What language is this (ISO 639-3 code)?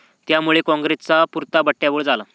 mar